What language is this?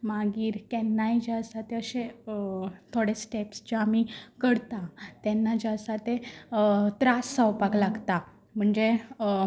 Konkani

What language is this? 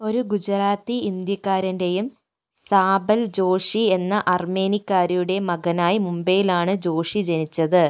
Malayalam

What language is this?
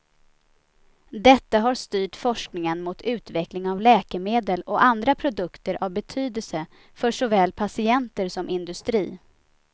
Swedish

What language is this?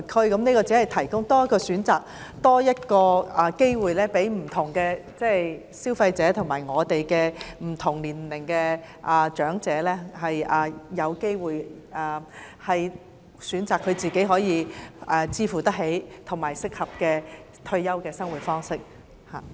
Cantonese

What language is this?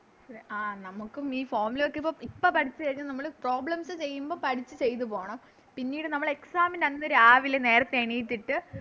Malayalam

